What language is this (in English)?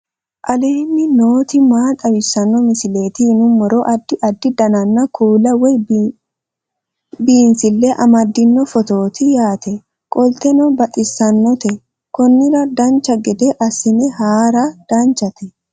Sidamo